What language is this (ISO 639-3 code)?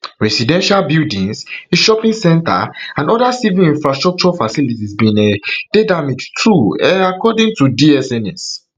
pcm